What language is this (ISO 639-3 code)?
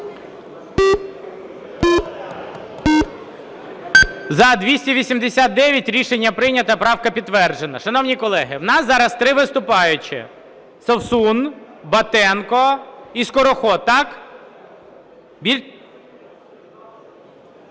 ukr